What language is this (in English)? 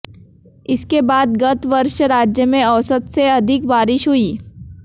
Hindi